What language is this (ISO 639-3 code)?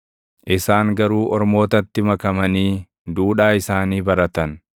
orm